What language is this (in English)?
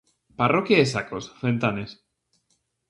Galician